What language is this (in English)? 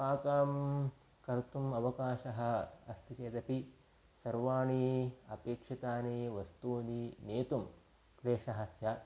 Sanskrit